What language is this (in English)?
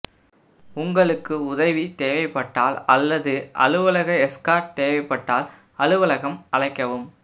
Tamil